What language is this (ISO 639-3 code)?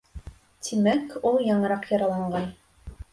bak